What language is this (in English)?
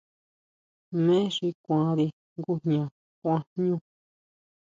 Huautla Mazatec